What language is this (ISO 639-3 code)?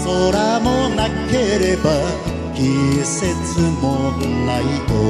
jpn